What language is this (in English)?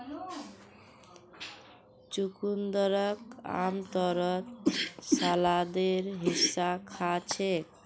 Magahi